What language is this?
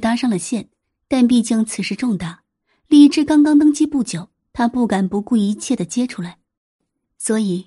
Chinese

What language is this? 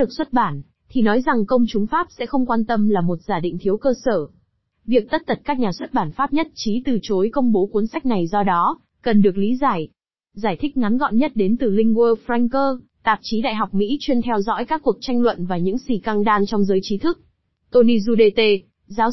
Vietnamese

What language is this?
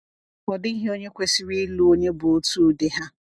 Igbo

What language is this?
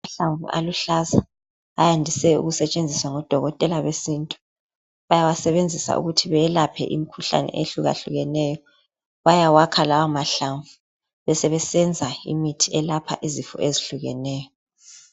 North Ndebele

